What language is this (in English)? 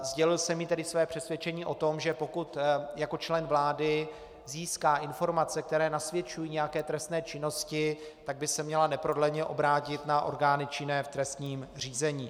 Czech